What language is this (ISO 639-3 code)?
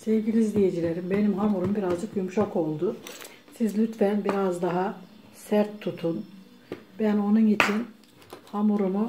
tur